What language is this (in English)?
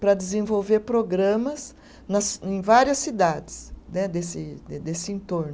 Portuguese